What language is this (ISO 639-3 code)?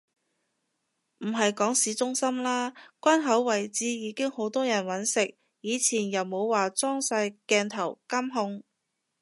yue